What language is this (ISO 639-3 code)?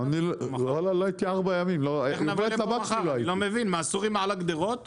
heb